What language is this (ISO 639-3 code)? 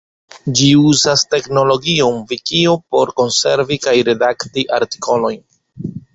epo